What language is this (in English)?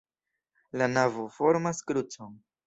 Esperanto